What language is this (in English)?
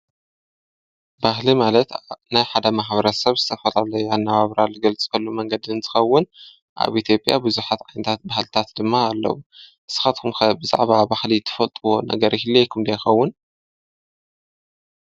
Tigrinya